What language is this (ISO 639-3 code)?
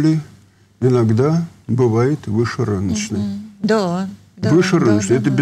rus